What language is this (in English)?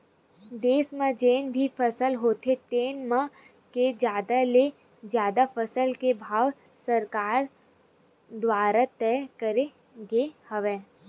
Chhattisgarhi